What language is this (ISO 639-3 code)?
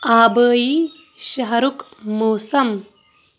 kas